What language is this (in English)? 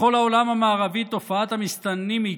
Hebrew